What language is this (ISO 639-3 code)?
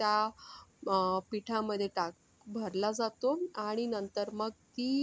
mar